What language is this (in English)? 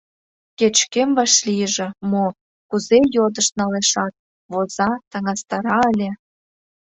Mari